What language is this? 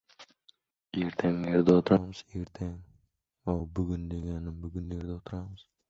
Uzbek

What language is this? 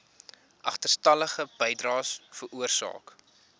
Afrikaans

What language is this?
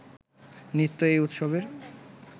Bangla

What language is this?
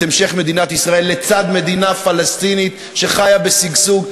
Hebrew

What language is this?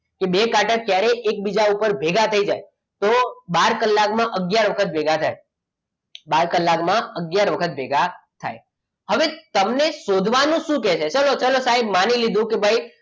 Gujarati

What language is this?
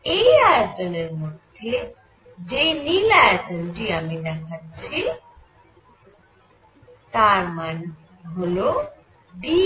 Bangla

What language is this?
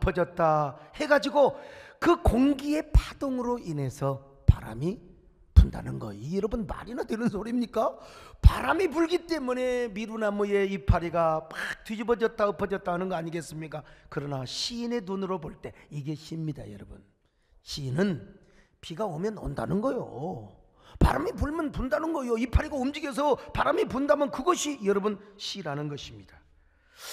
Korean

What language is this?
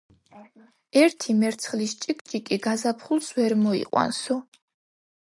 Georgian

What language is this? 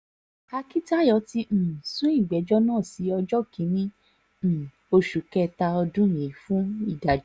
Yoruba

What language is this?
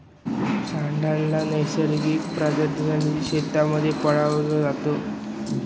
Marathi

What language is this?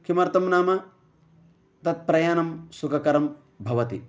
Sanskrit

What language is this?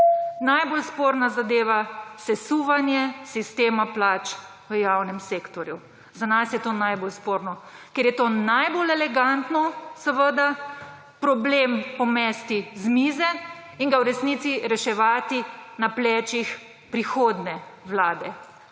Slovenian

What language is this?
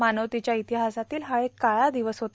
Marathi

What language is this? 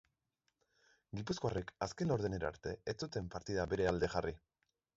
Basque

